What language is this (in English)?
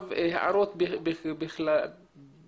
Hebrew